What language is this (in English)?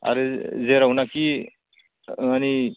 Bodo